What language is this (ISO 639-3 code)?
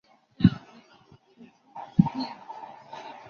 zho